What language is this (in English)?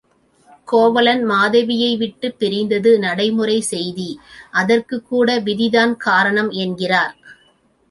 Tamil